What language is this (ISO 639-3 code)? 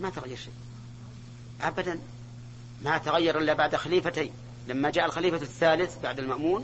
ara